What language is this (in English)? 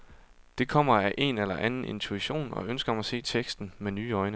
Danish